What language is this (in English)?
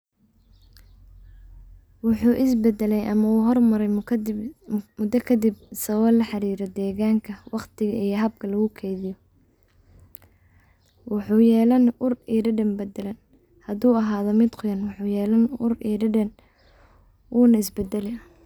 Somali